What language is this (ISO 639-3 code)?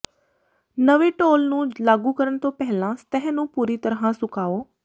pan